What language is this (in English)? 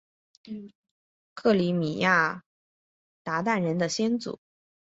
Chinese